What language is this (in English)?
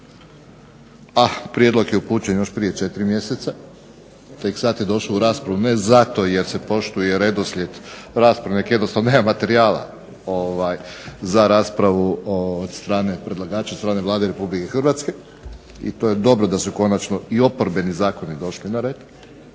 Croatian